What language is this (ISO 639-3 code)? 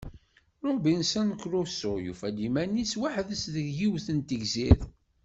kab